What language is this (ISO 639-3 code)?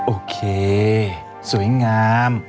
tha